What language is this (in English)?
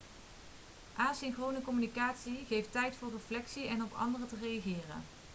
Dutch